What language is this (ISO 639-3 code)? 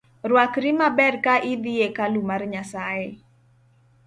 luo